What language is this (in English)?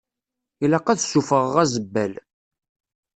Kabyle